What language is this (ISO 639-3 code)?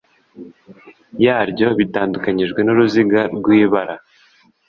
kin